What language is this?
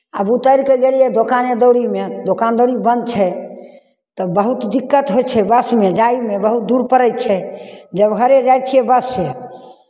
Maithili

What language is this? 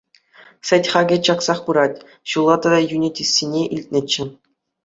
Chuvash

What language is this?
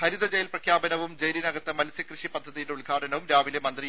Malayalam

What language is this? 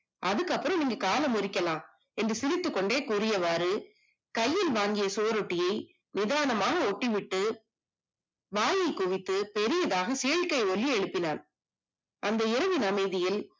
Tamil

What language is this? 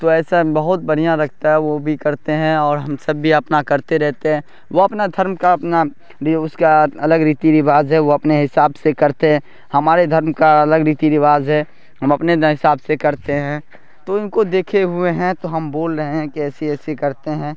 Urdu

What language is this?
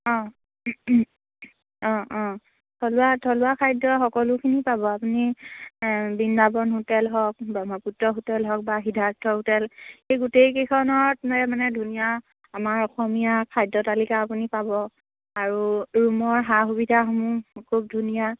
Assamese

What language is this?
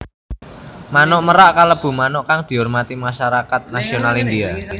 Javanese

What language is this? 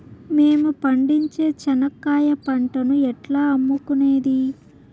Telugu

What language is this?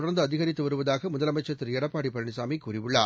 Tamil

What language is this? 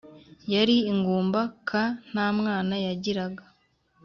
Kinyarwanda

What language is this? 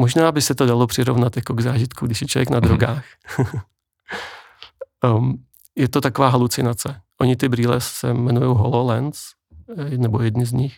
Czech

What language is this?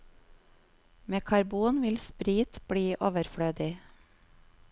Norwegian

